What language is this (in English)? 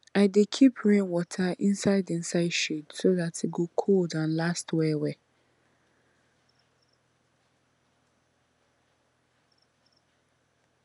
Nigerian Pidgin